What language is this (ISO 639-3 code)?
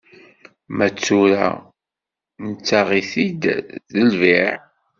kab